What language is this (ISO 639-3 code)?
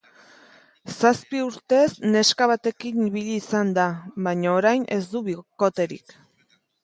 eus